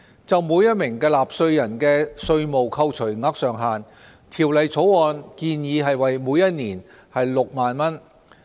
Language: Cantonese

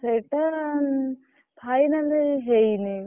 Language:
Odia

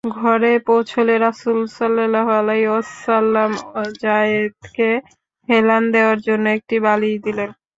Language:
Bangla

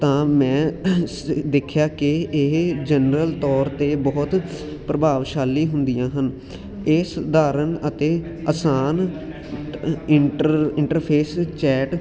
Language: Punjabi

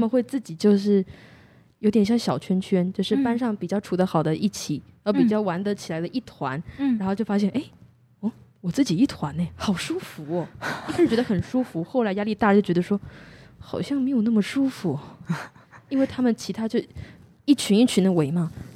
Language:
Chinese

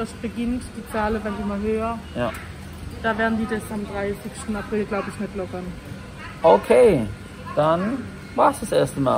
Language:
German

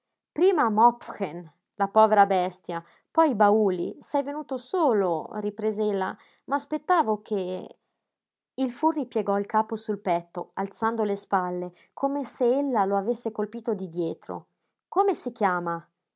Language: Italian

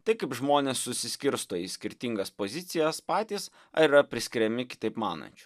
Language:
Lithuanian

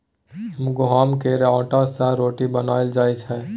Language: Maithili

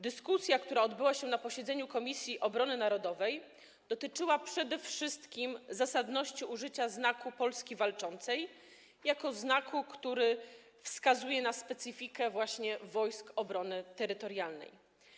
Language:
Polish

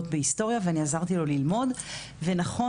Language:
Hebrew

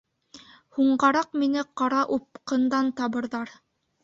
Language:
Bashkir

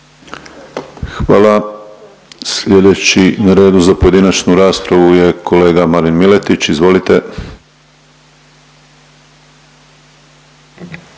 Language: Croatian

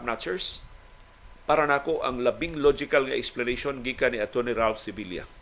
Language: Filipino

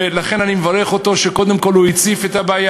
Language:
Hebrew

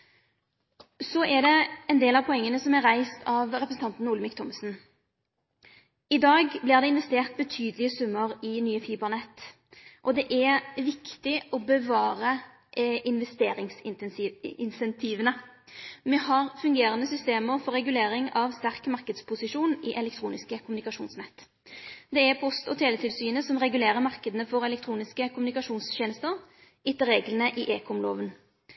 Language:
Norwegian Nynorsk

